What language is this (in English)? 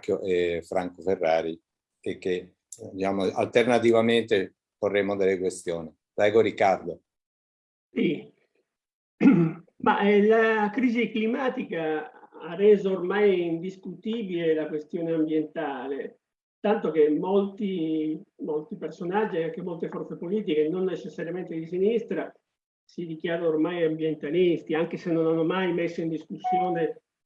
Italian